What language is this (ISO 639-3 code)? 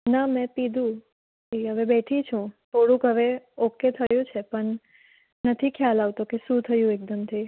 guj